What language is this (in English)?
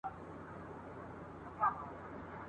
Pashto